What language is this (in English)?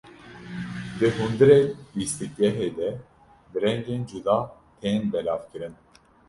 Kurdish